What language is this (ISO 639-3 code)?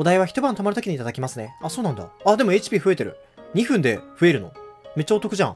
jpn